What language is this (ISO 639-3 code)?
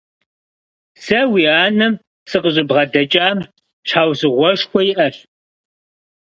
kbd